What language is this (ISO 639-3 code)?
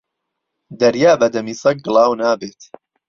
ckb